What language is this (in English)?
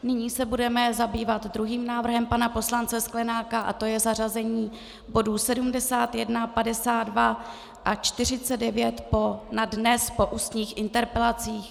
Czech